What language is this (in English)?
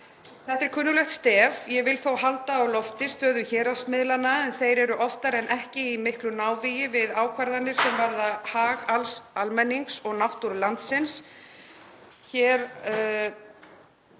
Icelandic